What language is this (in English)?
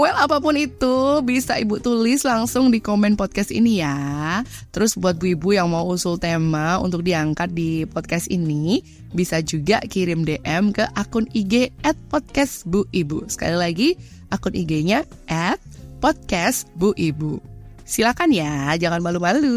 Indonesian